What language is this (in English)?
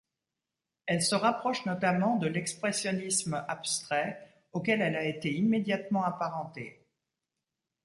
French